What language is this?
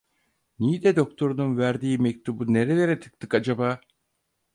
Turkish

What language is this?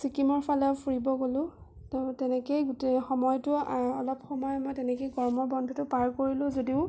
Assamese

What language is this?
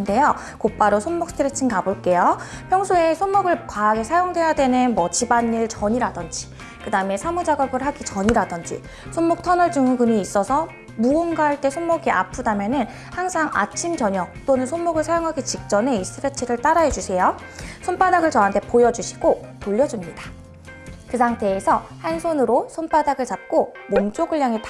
Korean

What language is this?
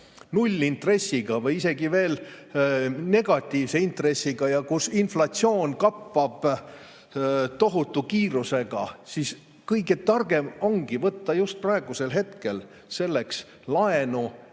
Estonian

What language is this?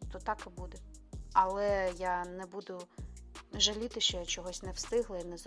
Ukrainian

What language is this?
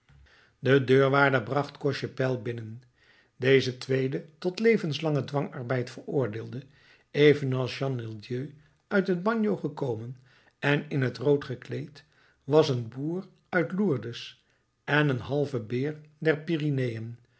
Dutch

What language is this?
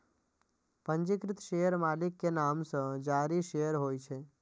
Maithili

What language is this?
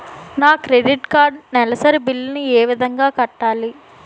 Telugu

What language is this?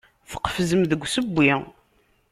Kabyle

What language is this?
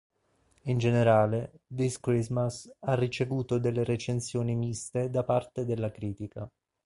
Italian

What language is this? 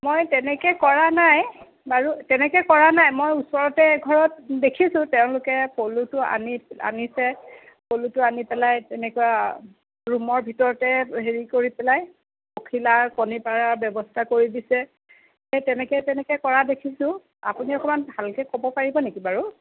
Assamese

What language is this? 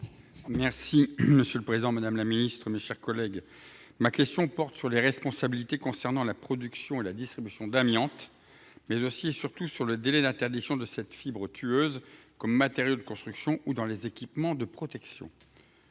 French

